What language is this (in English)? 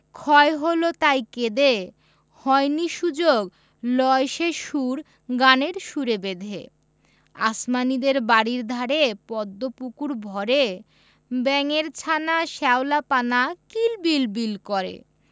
Bangla